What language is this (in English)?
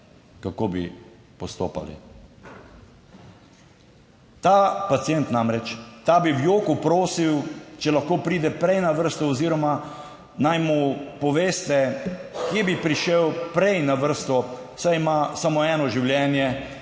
Slovenian